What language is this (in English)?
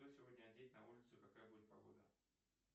Russian